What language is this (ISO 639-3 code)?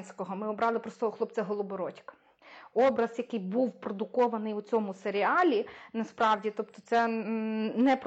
ukr